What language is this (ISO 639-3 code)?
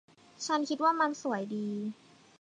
tha